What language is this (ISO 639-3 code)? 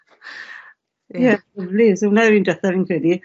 cym